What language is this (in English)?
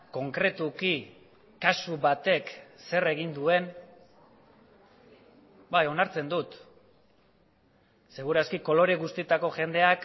Basque